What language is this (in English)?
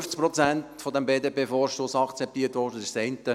Swiss German